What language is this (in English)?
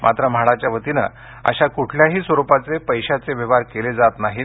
Marathi